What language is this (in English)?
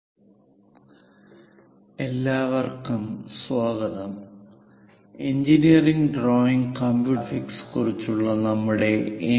Malayalam